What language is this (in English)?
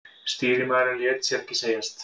Icelandic